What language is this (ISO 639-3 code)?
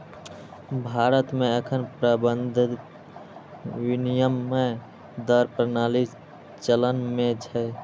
mai